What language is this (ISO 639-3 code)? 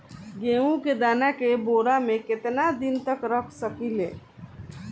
bho